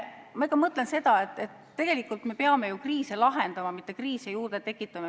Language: Estonian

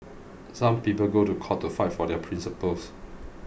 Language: English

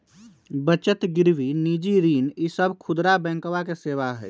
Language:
Magahi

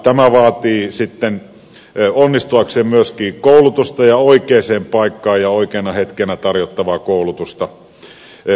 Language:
Finnish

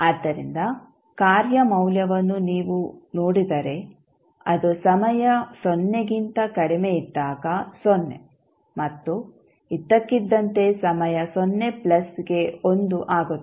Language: Kannada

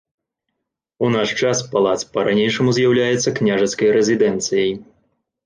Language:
Belarusian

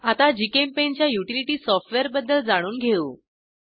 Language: Marathi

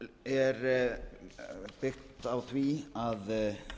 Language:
Icelandic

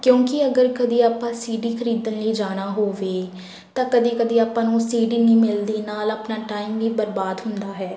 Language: Punjabi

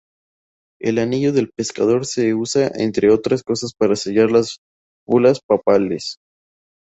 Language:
Spanish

